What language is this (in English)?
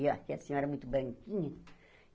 Portuguese